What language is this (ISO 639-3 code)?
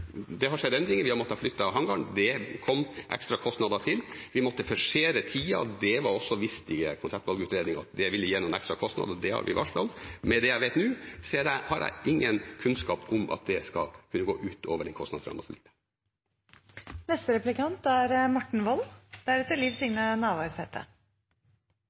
nor